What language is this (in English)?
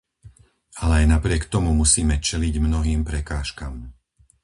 Slovak